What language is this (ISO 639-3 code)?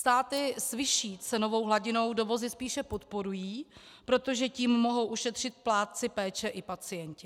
ces